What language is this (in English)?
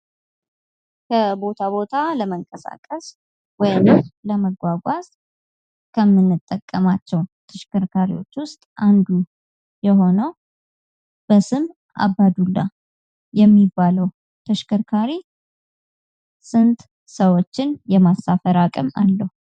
Amharic